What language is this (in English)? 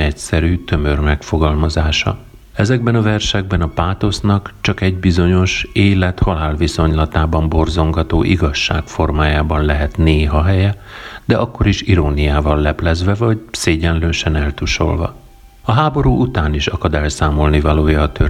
Hungarian